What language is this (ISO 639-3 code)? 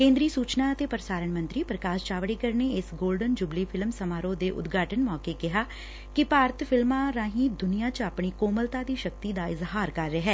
pan